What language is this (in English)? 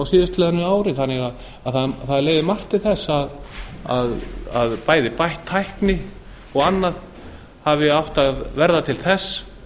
Icelandic